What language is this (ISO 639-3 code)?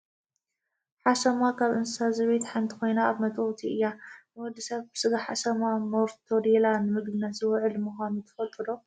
tir